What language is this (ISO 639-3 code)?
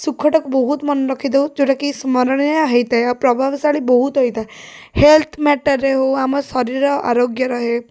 ori